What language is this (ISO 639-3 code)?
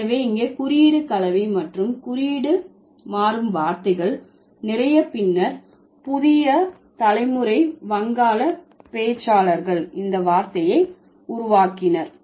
tam